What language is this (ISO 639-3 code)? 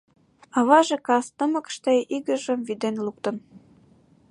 chm